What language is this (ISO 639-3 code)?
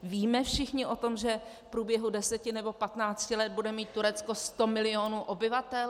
ces